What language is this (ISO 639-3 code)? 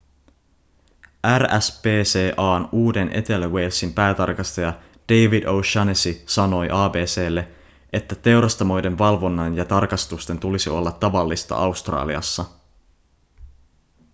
fin